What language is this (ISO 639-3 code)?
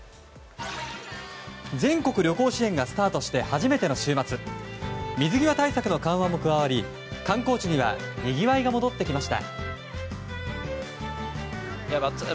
jpn